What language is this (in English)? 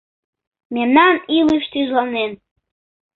Mari